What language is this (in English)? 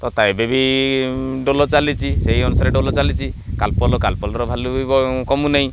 Odia